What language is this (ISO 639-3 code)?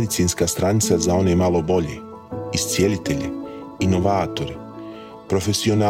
hrv